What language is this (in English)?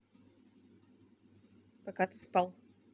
Russian